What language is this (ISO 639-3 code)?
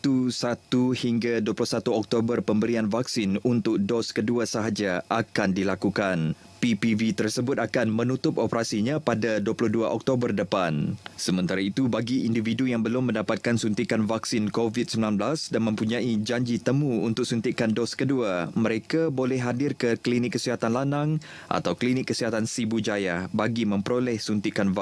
msa